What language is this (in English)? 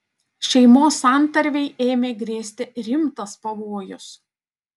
Lithuanian